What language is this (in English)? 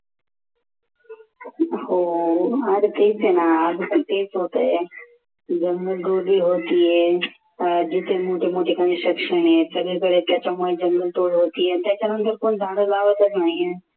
Marathi